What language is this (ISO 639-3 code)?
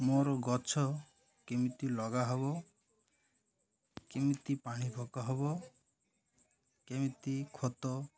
ori